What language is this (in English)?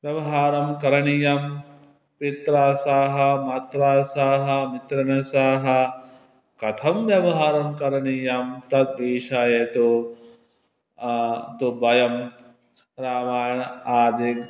Sanskrit